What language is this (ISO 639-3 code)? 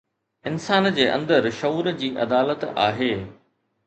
snd